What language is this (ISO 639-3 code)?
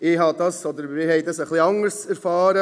gsw